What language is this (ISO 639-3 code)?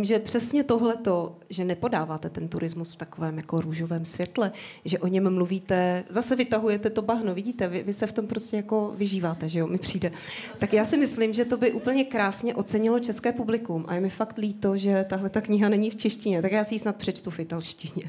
ces